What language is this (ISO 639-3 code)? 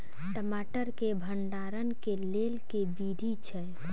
mai